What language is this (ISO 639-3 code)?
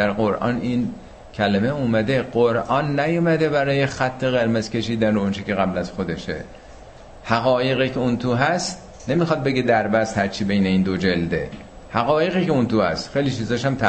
fas